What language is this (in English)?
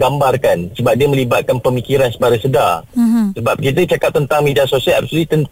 Malay